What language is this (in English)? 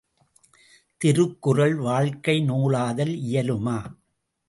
Tamil